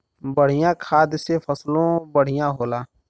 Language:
Bhojpuri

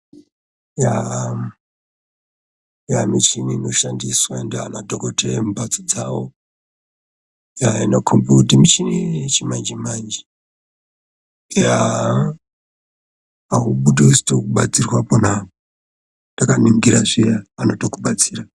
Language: Ndau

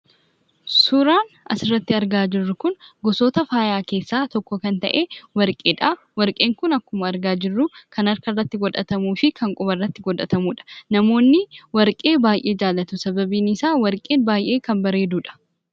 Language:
Oromo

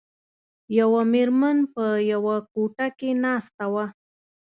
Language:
Pashto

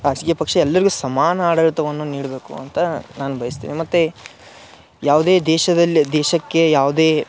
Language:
Kannada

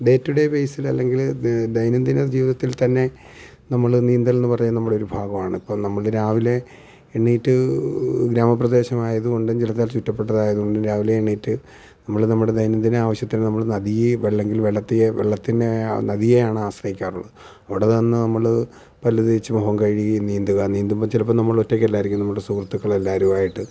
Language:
Malayalam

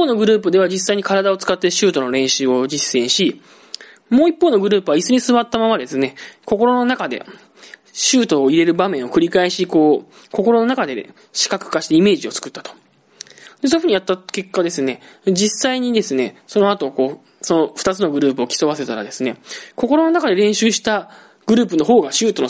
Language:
Japanese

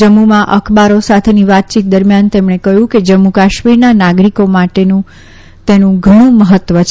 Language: Gujarati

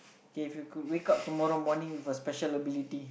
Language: English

